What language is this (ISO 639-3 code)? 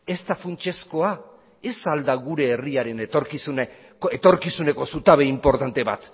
eus